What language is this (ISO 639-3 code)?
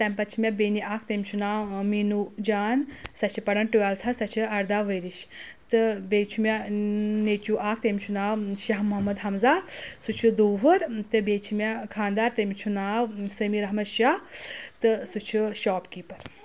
kas